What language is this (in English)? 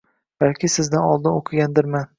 Uzbek